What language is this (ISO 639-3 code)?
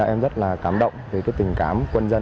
vie